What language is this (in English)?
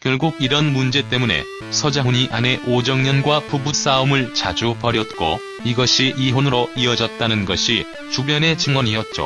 Korean